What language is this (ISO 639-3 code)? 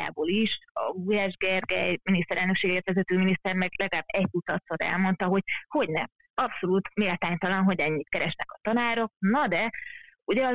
hun